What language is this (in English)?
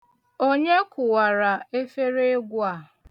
Igbo